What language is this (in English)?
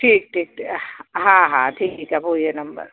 Sindhi